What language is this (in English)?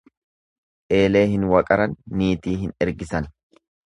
Oromo